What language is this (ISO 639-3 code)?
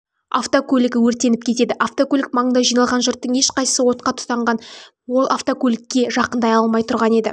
kaz